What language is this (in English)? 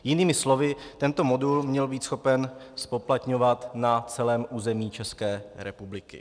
Czech